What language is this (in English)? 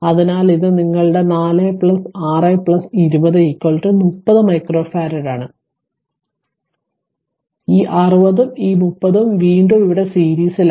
Malayalam